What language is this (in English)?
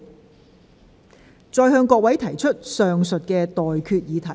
Cantonese